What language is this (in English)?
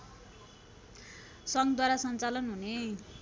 Nepali